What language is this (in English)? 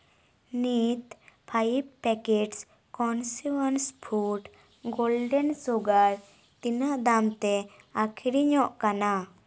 Santali